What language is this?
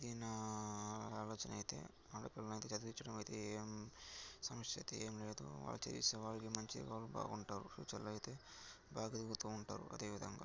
Telugu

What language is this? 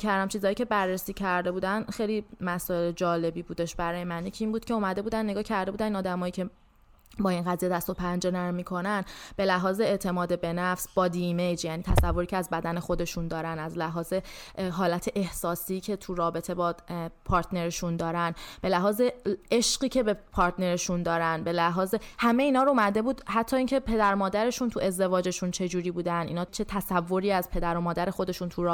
Persian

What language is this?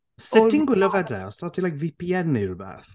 Welsh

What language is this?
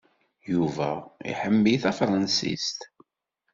Kabyle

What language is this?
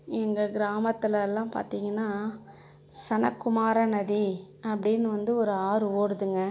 Tamil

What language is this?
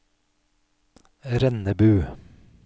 Norwegian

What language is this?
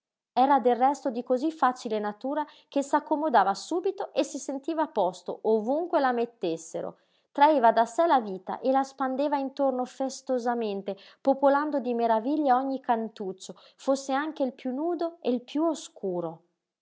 Italian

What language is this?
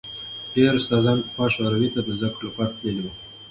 Pashto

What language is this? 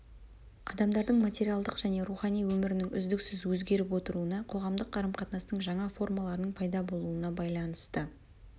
Kazakh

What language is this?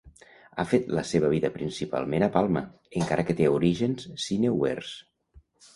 Catalan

